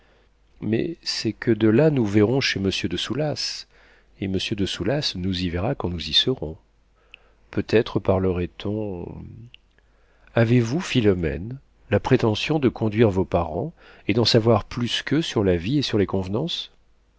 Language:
French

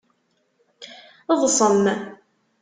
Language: Kabyle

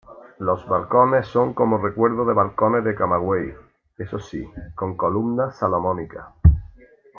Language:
Spanish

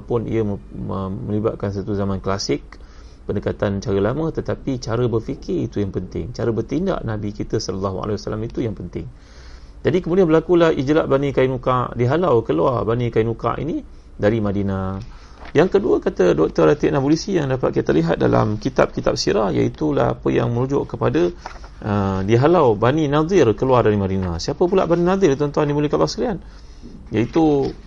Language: Malay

